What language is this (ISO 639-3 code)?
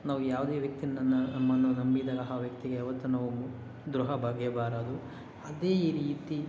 kan